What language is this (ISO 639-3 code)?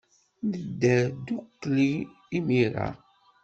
kab